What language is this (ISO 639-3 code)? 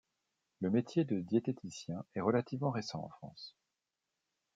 fra